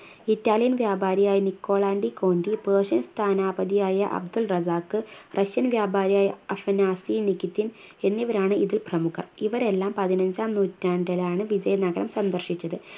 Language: Malayalam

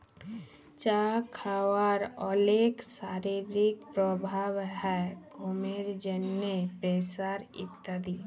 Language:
Bangla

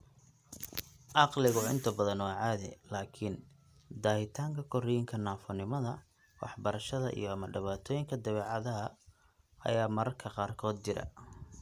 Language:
Somali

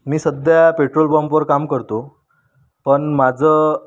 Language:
Marathi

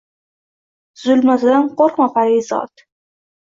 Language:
Uzbek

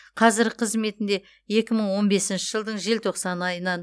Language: Kazakh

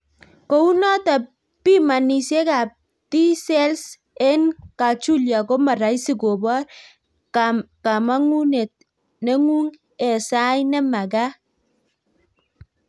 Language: Kalenjin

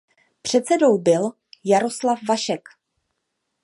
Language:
Czech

